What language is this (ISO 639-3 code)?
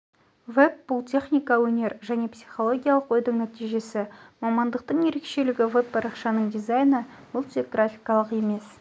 kaz